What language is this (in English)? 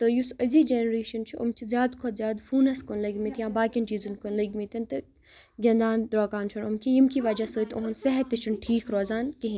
Kashmiri